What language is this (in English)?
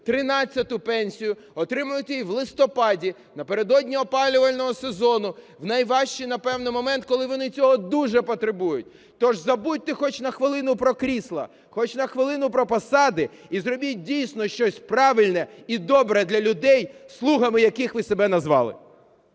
Ukrainian